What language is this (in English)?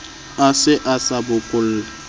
Southern Sotho